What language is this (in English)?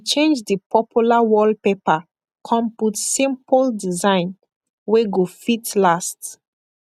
Nigerian Pidgin